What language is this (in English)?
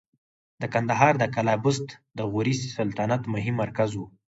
Pashto